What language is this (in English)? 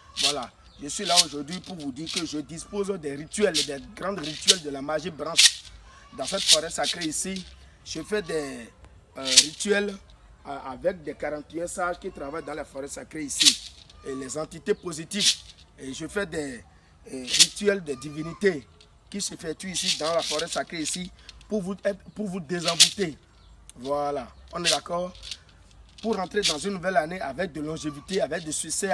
French